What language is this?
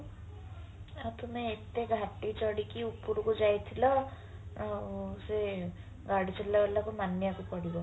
Odia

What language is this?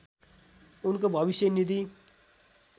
Nepali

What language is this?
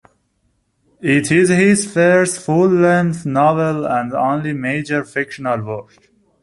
English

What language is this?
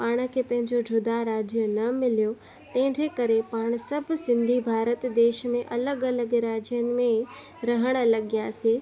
Sindhi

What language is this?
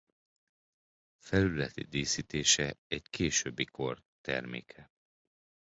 Hungarian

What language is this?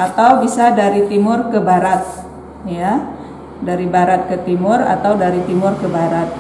Indonesian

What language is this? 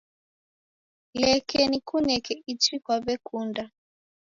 Taita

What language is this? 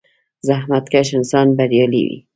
Pashto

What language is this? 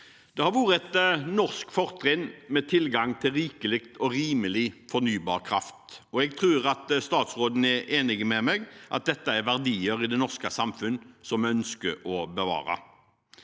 Norwegian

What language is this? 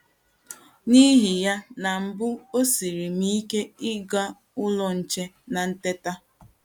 Igbo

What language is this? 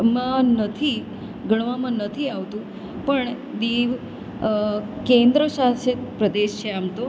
Gujarati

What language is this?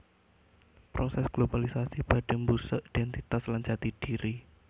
Javanese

